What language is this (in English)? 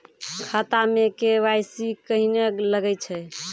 Maithili